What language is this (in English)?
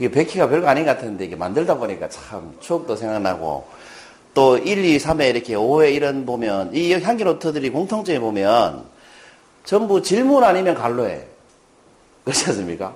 Korean